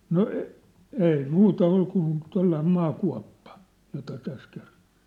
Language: Finnish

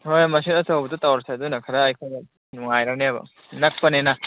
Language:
Manipuri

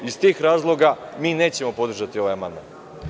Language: Serbian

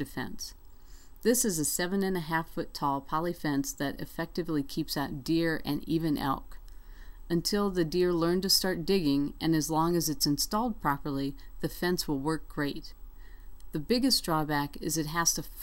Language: English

